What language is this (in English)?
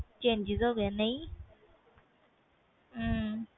Punjabi